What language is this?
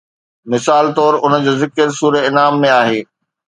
Sindhi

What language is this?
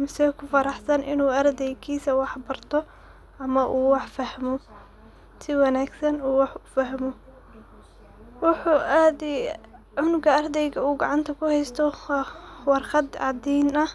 Somali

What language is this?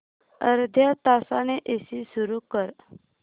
Marathi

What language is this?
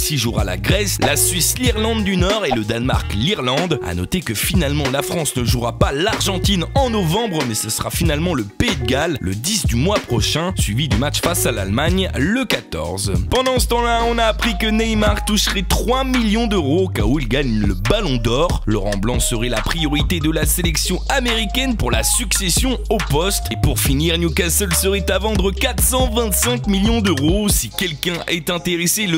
French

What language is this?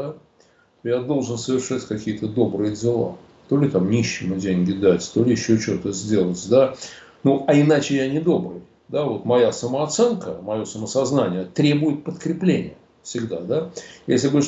Russian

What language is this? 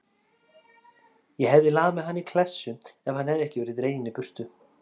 Icelandic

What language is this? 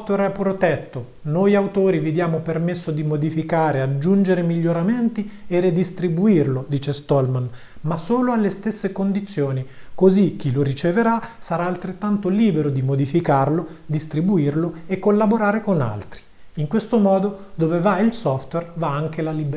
Italian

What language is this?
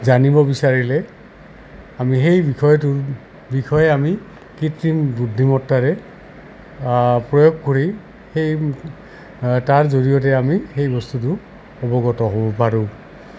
Assamese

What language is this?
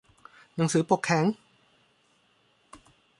Thai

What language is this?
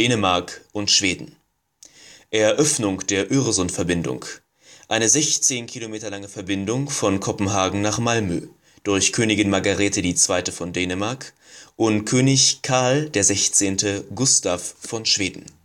German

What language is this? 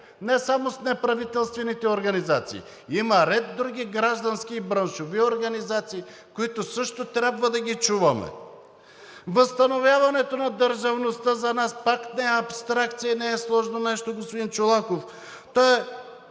Bulgarian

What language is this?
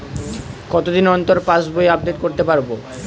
Bangla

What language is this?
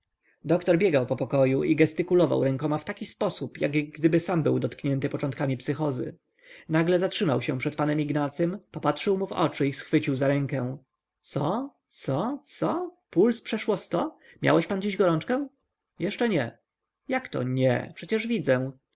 Polish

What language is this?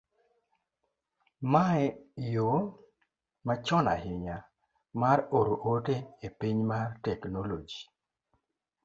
Luo (Kenya and Tanzania)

